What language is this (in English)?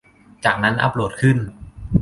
Thai